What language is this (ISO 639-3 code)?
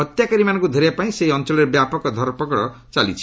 ori